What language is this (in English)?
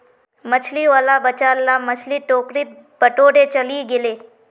Magahi